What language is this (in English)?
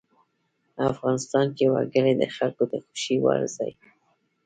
Pashto